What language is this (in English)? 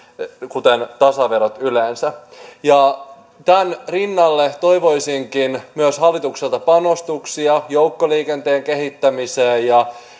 Finnish